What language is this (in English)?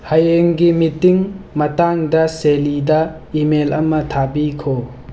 Manipuri